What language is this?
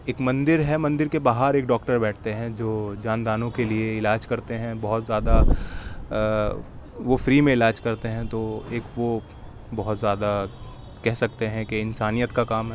Urdu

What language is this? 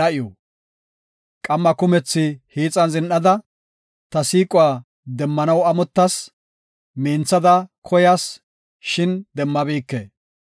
Gofa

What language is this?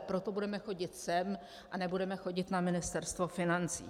Czech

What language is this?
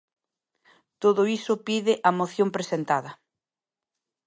Galician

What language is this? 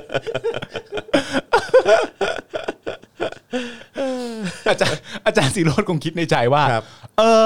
Thai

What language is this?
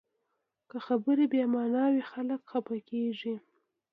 Pashto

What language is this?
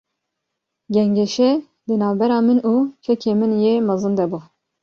Kurdish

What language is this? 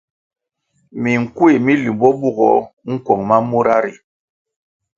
Kwasio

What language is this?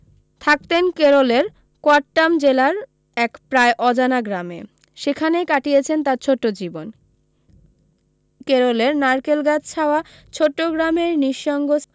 Bangla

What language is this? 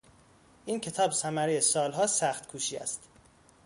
Persian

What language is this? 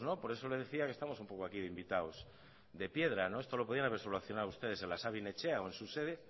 Spanish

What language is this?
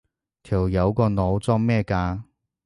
Cantonese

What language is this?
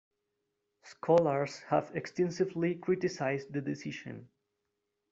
English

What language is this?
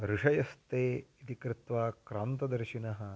Sanskrit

